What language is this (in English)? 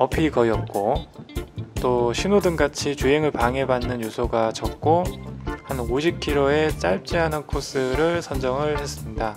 Korean